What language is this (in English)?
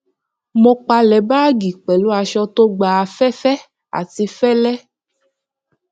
Yoruba